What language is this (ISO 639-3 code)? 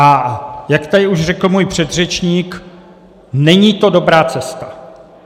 ces